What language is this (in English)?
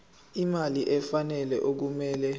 Zulu